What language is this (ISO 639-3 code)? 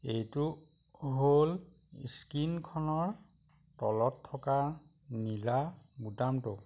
asm